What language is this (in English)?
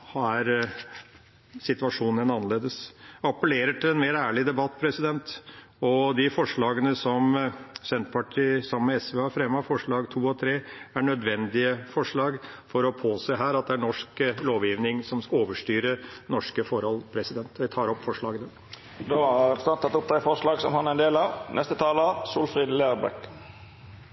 Norwegian